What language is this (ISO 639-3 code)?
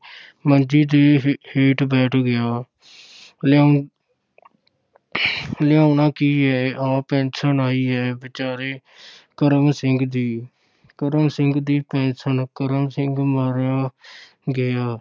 pan